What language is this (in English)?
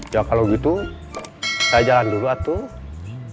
Indonesian